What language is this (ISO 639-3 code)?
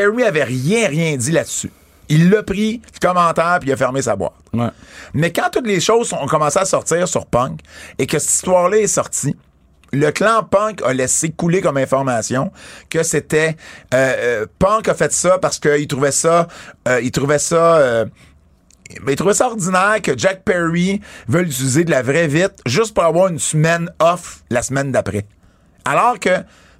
fra